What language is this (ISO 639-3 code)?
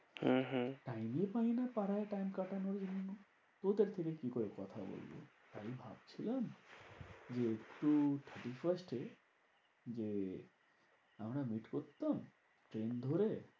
ben